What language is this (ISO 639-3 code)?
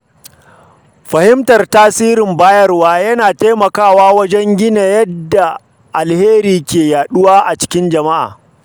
hau